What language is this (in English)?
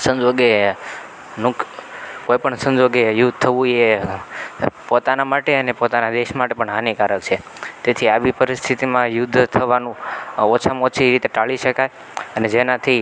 Gujarati